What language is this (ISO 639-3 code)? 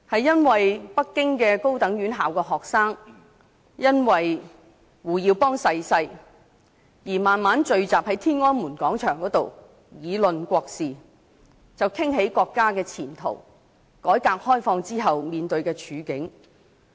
yue